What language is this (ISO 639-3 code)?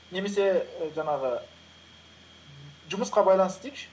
kaz